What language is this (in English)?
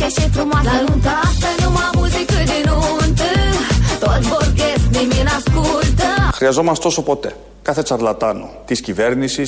Greek